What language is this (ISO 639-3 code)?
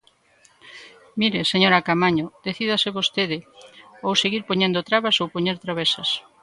glg